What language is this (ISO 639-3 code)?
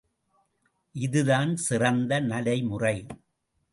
tam